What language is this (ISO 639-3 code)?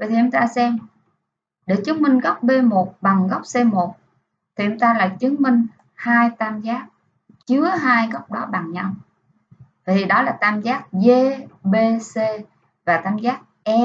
vie